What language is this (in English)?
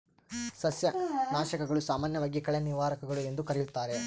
Kannada